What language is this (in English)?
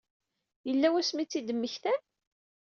Kabyle